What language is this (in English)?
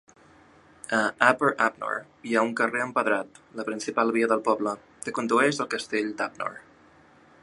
Catalan